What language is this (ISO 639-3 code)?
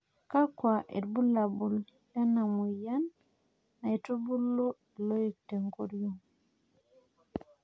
mas